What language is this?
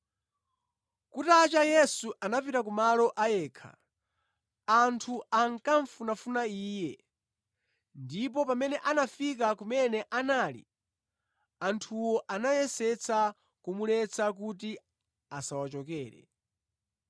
Nyanja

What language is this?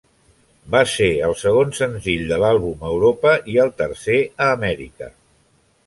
Catalan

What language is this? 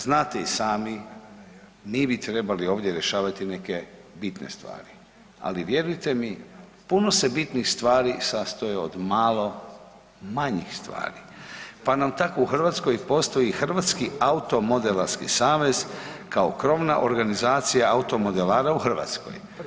Croatian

